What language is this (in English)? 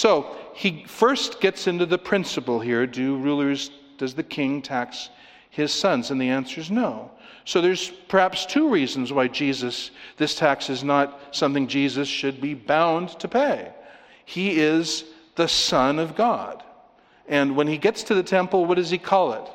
English